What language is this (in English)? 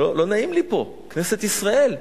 Hebrew